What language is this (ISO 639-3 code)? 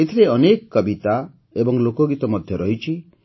ori